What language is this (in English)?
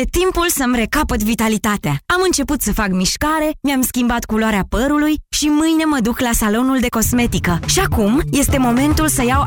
Romanian